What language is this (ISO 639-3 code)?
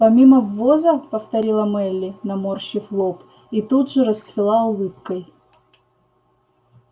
rus